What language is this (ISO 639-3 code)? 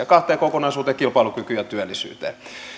fin